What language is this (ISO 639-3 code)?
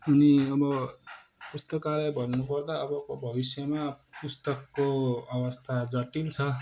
nep